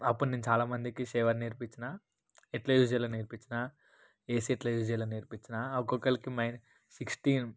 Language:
Telugu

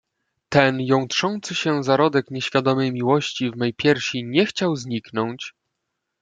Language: Polish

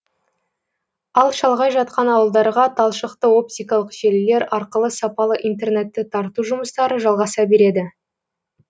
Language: Kazakh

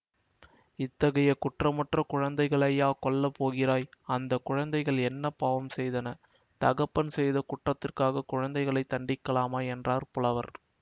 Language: Tamil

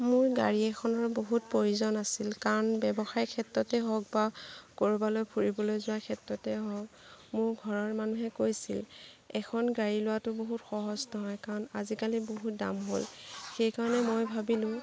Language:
Assamese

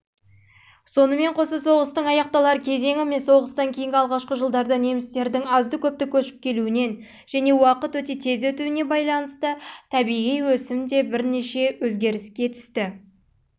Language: Kazakh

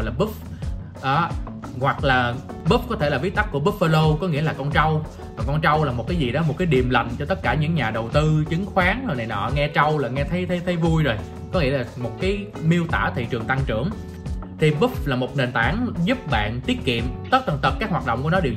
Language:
Vietnamese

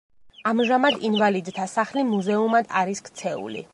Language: Georgian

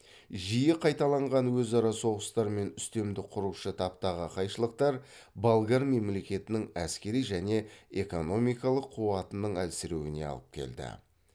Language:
Kazakh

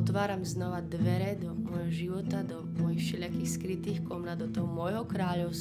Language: Slovak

